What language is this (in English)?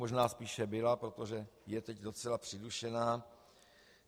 Czech